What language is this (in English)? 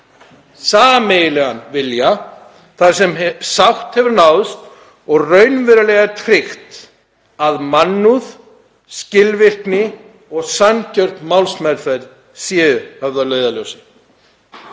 Icelandic